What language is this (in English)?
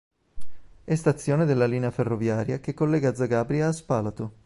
Italian